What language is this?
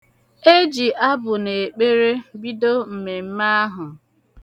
Igbo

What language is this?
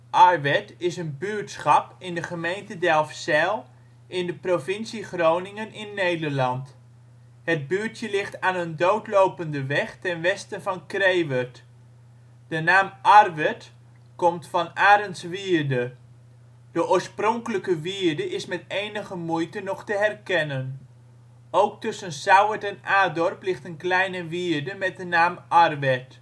Dutch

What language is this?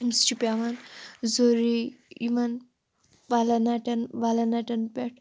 Kashmiri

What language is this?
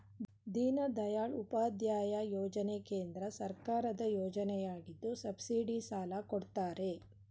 Kannada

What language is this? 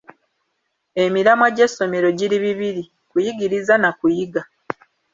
Ganda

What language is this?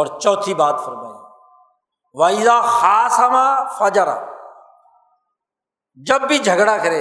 Urdu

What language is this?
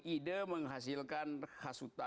Indonesian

